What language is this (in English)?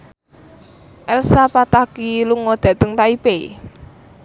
Javanese